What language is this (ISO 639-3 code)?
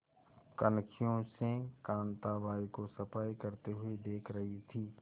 hin